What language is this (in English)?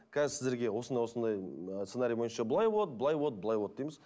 Kazakh